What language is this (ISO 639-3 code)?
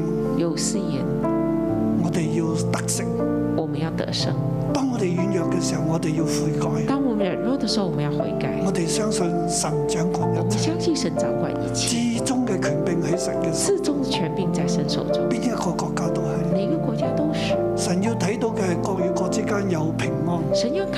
zho